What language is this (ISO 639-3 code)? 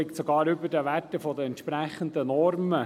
gsw